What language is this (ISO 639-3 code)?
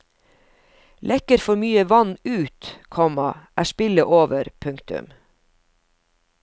nor